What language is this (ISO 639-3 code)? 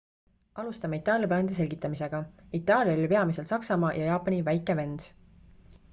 est